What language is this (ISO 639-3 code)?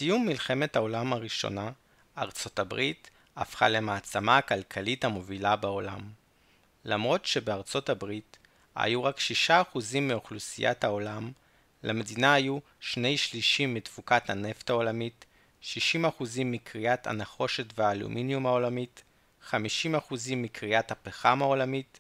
heb